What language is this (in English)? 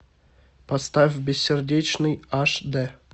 Russian